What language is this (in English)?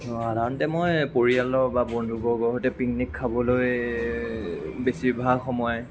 Assamese